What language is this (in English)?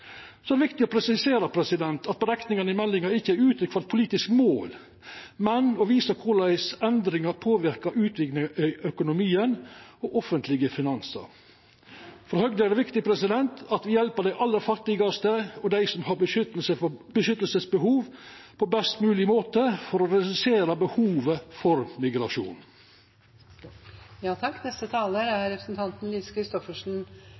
Norwegian Nynorsk